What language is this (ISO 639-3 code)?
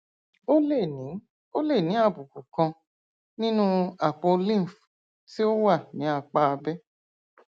yor